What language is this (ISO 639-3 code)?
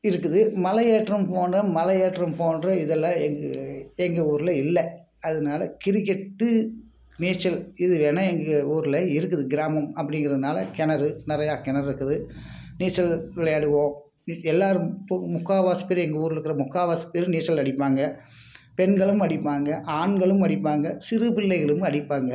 tam